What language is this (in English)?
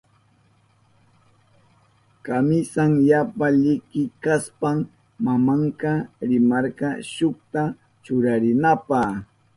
Southern Pastaza Quechua